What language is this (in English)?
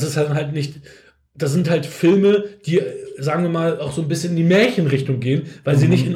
German